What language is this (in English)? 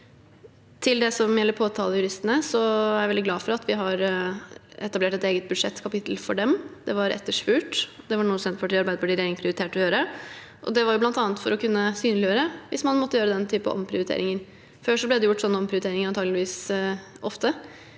Norwegian